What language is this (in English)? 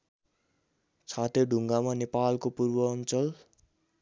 Nepali